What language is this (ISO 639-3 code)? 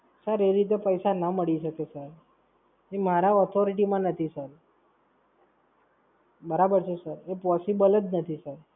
guj